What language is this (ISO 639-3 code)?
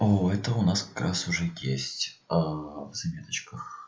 rus